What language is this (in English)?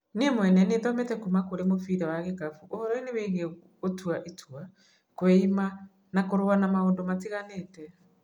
Kikuyu